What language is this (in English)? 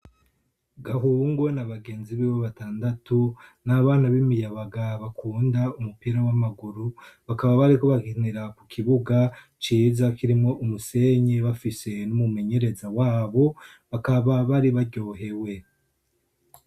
Rundi